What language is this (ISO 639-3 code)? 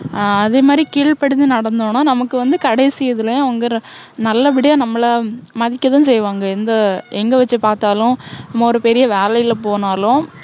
tam